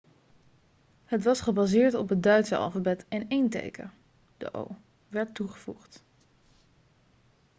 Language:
Dutch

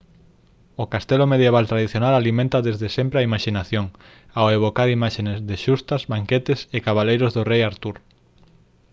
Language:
Galician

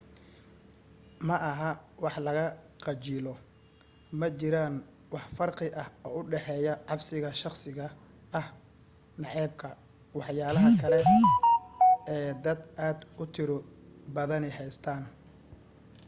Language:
Somali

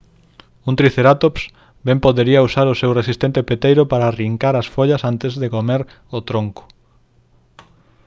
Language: Galician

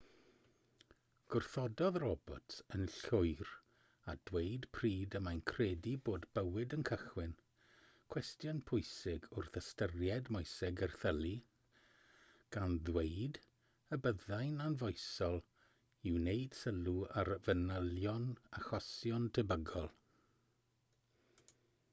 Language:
Welsh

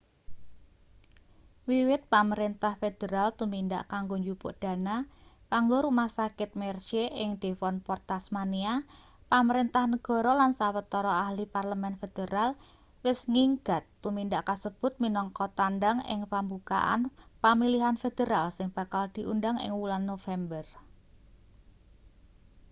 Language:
Javanese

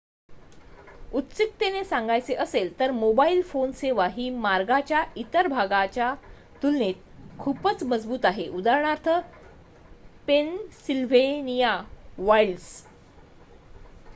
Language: Marathi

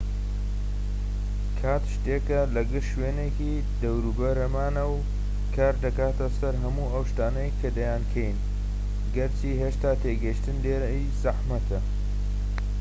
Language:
Central Kurdish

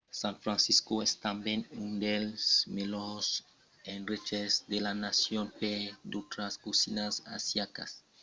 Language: Occitan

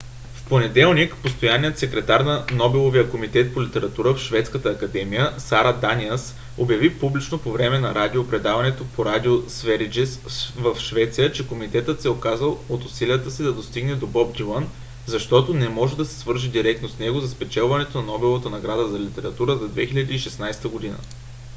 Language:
Bulgarian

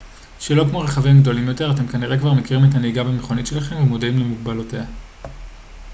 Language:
Hebrew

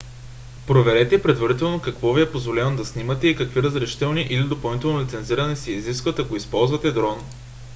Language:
Bulgarian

